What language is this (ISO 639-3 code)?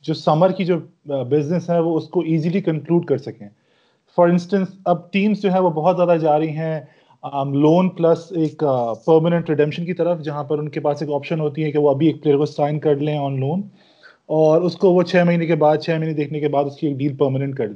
urd